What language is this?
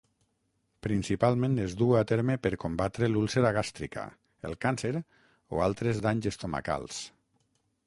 Catalan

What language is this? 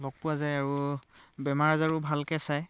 Assamese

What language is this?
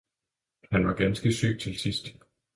Danish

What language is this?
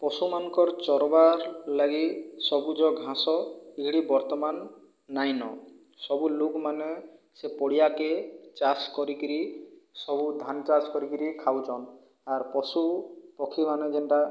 Odia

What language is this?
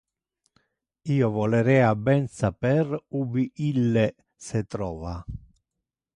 Interlingua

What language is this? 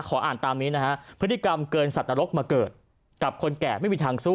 Thai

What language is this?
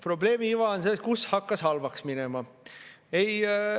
Estonian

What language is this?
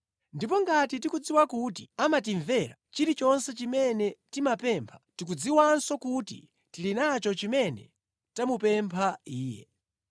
Nyanja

